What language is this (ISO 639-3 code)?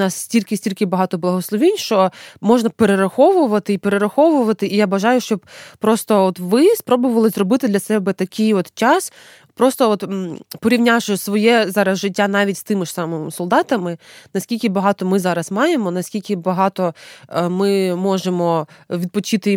ukr